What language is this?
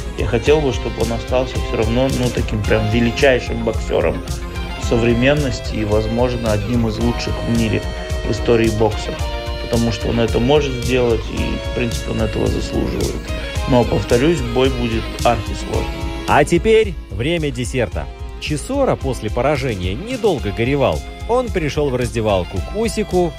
Russian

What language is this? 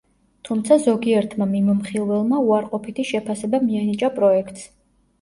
Georgian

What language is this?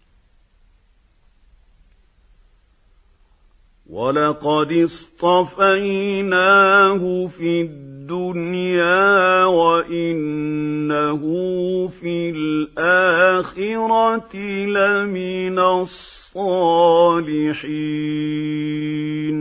Arabic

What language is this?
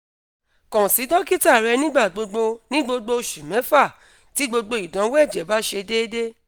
Yoruba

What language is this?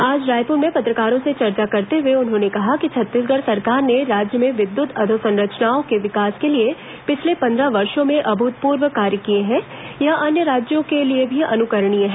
Hindi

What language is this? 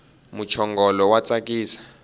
Tsonga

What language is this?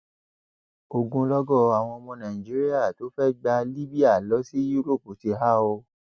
Yoruba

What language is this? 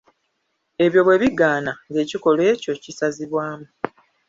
Ganda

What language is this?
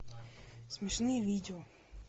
Russian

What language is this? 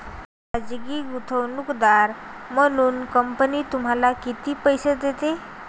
Marathi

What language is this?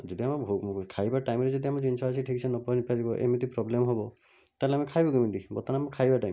Odia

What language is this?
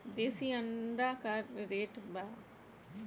Bhojpuri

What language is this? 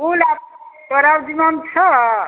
Maithili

